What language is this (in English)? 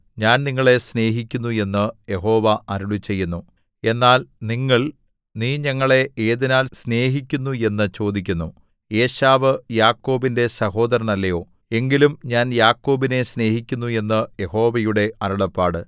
Malayalam